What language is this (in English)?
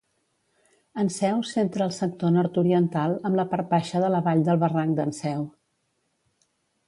Catalan